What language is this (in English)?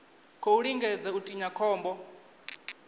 Venda